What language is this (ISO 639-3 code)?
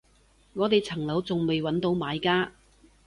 yue